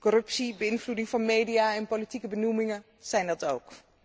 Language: Dutch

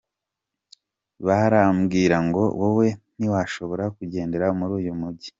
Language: Kinyarwanda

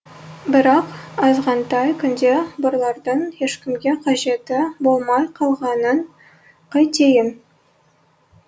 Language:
Kazakh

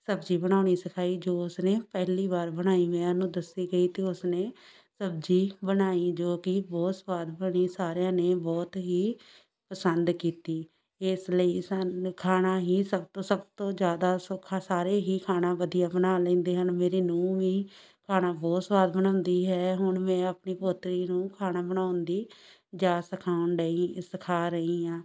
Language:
Punjabi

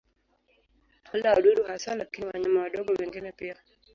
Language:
Swahili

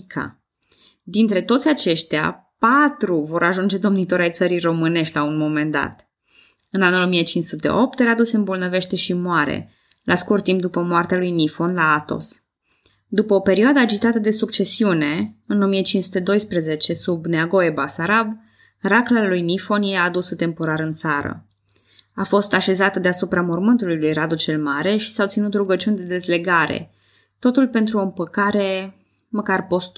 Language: Romanian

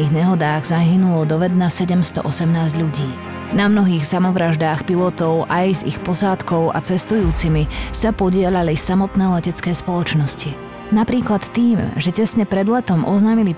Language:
Slovak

